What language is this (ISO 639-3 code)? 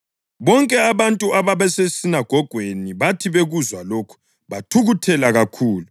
nde